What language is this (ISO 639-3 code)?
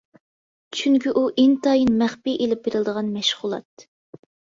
uig